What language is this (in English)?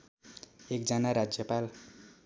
Nepali